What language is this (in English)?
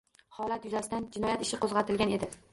Uzbek